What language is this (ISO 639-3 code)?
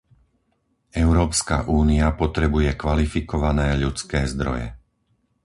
slk